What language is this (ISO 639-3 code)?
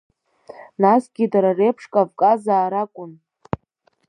abk